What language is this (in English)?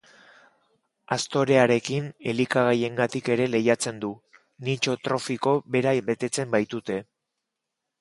Basque